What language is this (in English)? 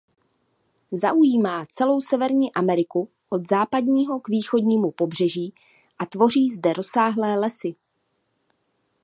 Czech